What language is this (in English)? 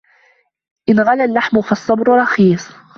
Arabic